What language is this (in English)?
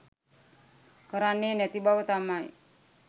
Sinhala